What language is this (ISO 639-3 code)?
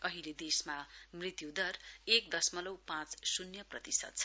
nep